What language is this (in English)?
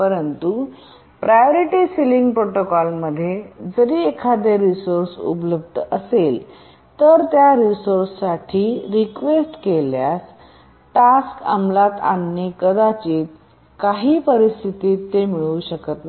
Marathi